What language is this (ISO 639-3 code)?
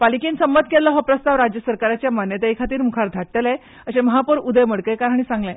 kok